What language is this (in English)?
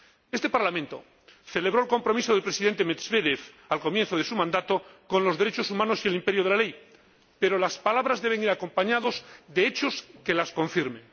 Spanish